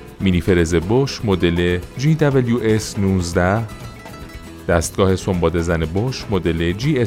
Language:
Persian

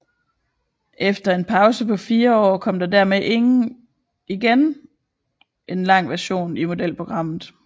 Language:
Danish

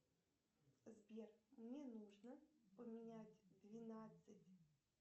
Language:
Russian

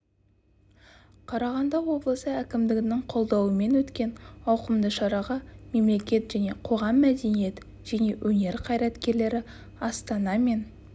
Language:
Kazakh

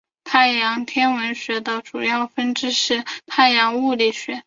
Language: Chinese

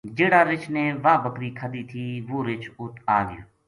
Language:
Gujari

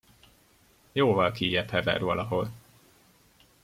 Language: Hungarian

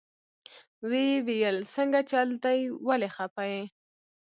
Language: Pashto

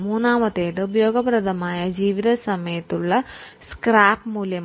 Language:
Malayalam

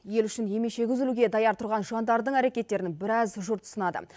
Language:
Kazakh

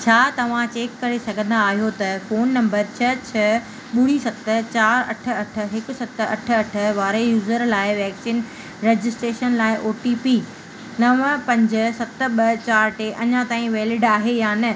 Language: Sindhi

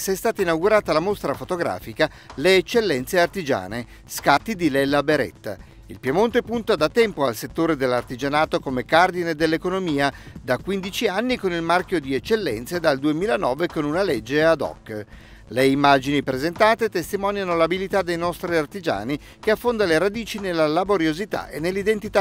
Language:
Italian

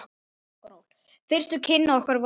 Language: Icelandic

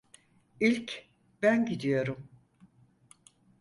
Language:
Turkish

